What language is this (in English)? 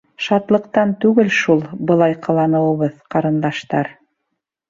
Bashkir